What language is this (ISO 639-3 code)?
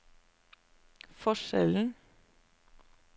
nor